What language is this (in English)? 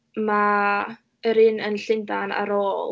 Welsh